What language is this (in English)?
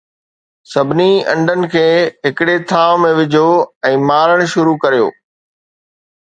Sindhi